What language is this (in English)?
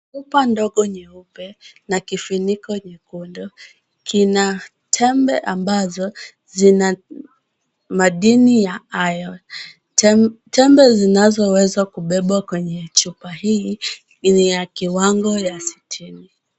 Swahili